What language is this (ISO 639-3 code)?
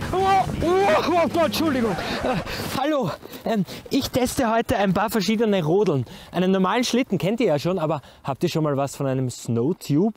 deu